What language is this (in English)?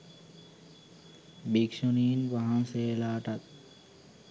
Sinhala